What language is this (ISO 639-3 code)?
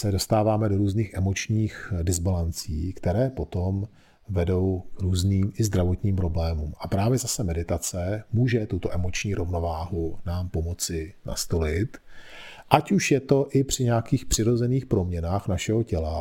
ces